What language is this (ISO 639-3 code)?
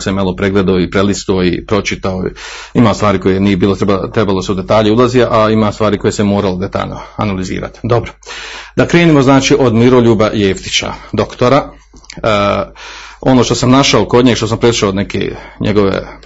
hrv